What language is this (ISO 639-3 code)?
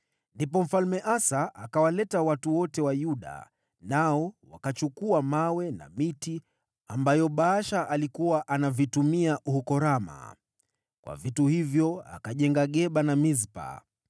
swa